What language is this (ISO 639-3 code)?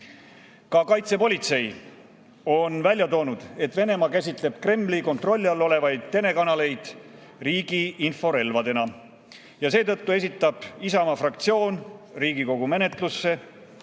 est